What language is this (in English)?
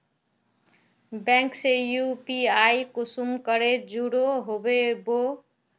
Magahi